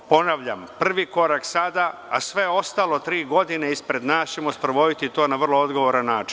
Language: Serbian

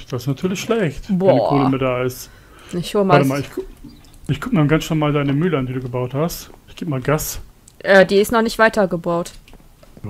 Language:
German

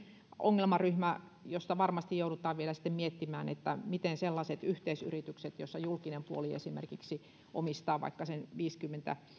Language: Finnish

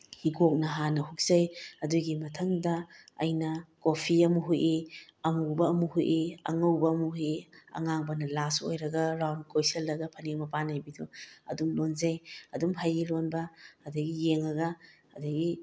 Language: Manipuri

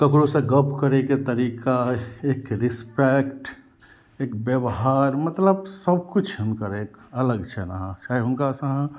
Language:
Maithili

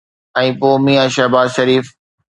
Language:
Sindhi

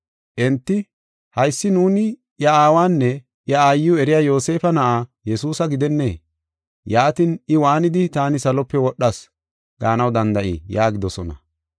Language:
Gofa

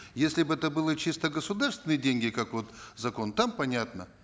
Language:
Kazakh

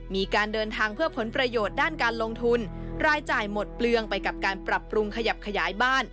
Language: Thai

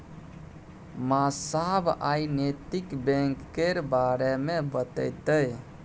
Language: Maithili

